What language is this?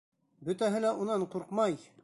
Bashkir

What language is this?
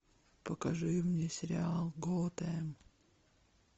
Russian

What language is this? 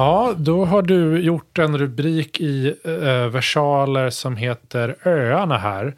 Swedish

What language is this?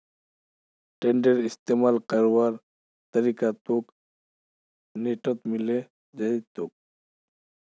Magahi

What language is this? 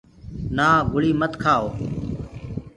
Gurgula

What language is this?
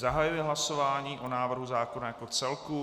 Czech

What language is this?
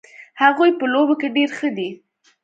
Pashto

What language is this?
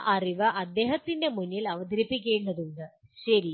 Malayalam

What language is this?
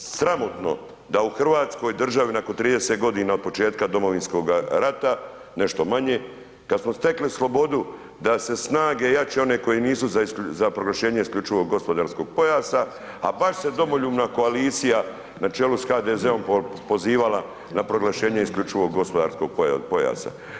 Croatian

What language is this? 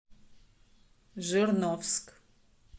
Russian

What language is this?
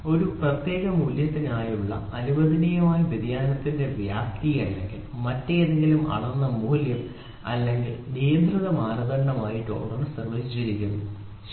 Malayalam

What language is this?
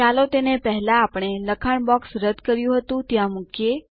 Gujarati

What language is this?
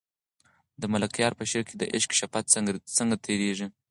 Pashto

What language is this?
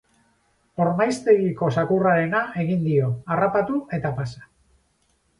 Basque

